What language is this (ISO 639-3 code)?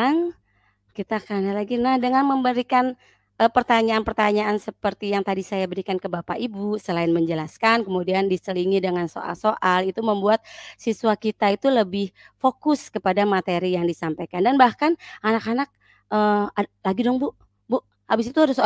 ind